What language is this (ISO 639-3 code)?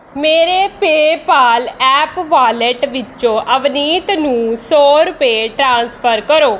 pan